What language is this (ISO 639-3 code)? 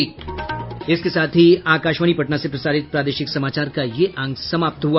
hin